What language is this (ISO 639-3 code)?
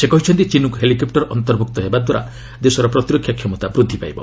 ori